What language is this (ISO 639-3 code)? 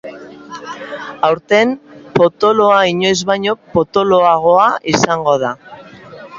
eus